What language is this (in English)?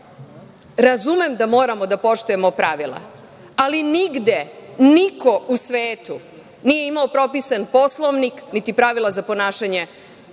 Serbian